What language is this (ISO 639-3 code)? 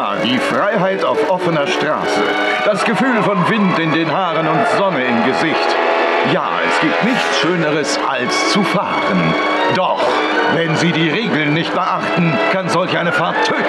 deu